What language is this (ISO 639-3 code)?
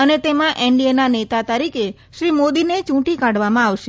guj